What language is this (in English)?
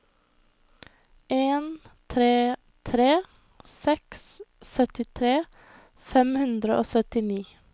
Norwegian